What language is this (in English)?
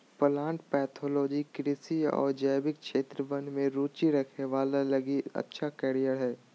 Magahi